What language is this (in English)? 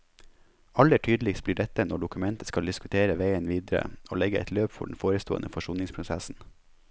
Norwegian